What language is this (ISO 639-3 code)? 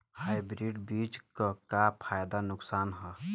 bho